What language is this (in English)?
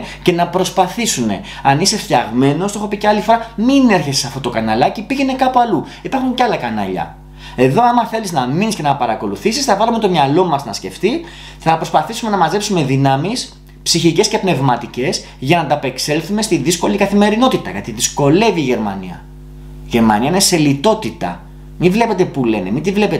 Greek